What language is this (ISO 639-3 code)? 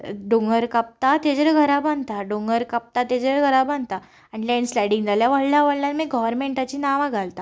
kok